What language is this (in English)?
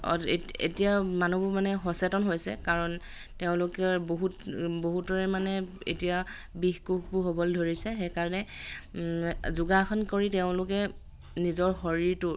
Assamese